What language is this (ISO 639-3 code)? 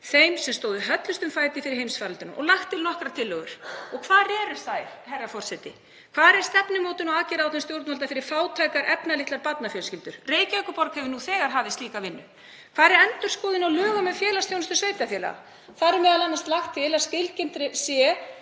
isl